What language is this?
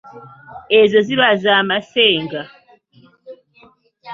Ganda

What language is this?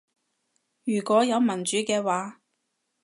Cantonese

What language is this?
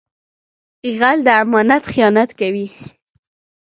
Pashto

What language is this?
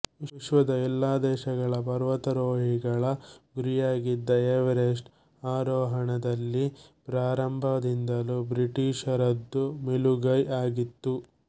Kannada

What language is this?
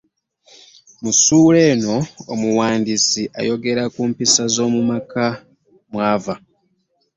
Ganda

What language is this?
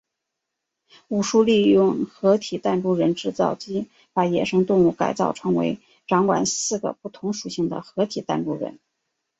Chinese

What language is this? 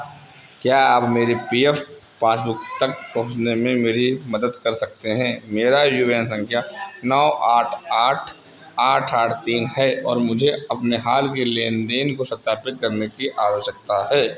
Hindi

